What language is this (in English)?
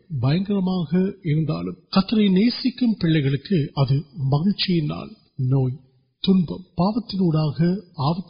Urdu